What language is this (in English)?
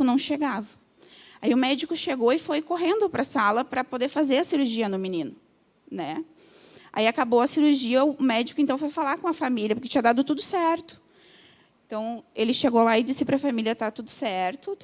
Portuguese